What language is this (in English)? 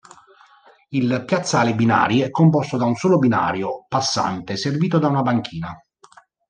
Italian